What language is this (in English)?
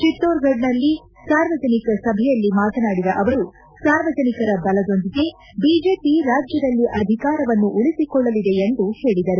Kannada